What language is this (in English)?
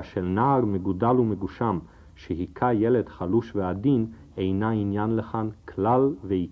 Hebrew